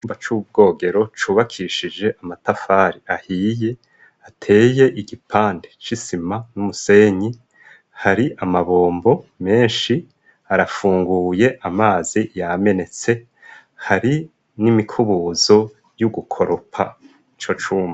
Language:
Rundi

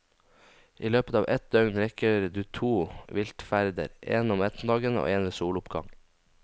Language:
Norwegian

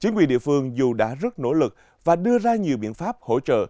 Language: Vietnamese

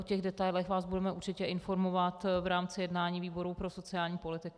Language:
Czech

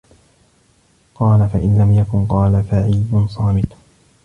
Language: Arabic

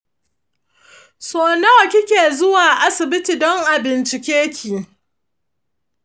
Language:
Hausa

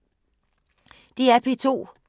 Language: Danish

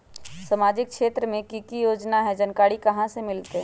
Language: Magahi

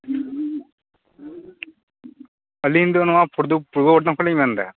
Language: Santali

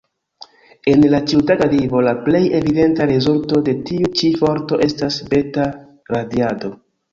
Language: Esperanto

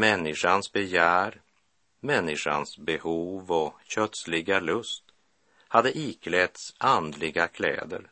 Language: Swedish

